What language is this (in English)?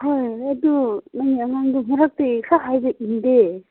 Manipuri